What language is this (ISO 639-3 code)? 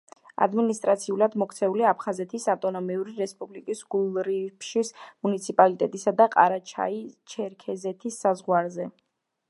kat